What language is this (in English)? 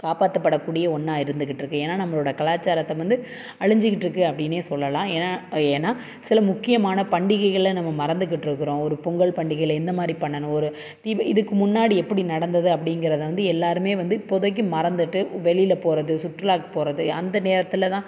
Tamil